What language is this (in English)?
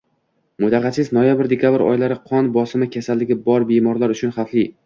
Uzbek